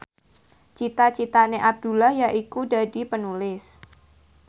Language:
Javanese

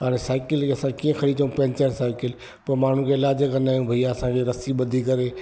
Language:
Sindhi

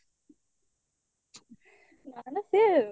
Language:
Odia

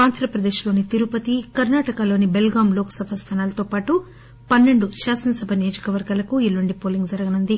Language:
Telugu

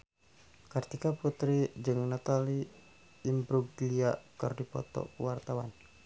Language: Sundanese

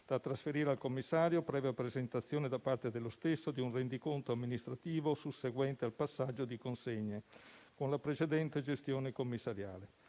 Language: Italian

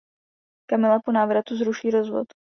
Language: Czech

